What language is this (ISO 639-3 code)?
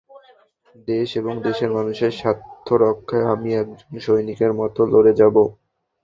ben